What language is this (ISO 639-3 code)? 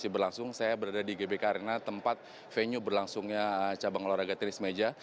ind